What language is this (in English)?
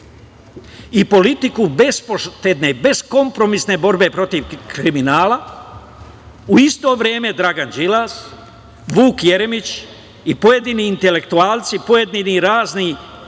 Serbian